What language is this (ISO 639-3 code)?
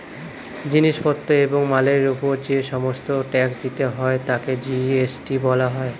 ben